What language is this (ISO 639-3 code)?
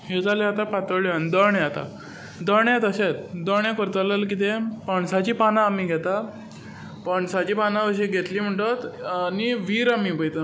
kok